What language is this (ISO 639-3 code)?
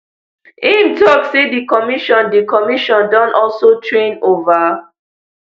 pcm